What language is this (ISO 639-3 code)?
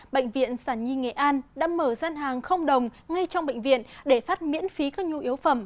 vie